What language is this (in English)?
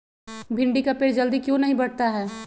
Magahi